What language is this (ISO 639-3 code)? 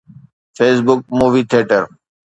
snd